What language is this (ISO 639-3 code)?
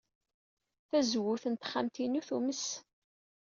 kab